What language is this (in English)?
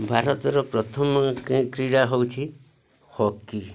Odia